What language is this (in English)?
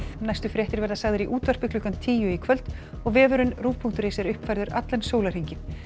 Icelandic